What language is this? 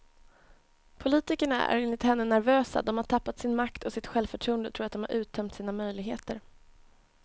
Swedish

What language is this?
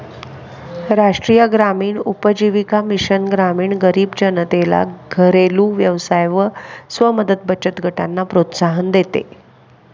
Marathi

